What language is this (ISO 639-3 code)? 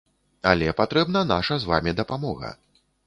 bel